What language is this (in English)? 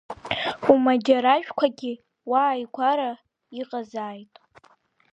Abkhazian